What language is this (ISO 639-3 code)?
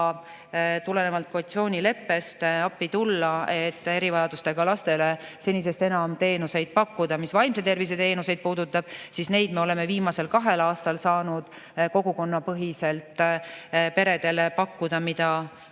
est